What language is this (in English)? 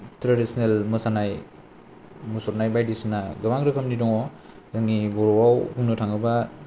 Bodo